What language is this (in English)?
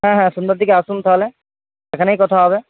Bangla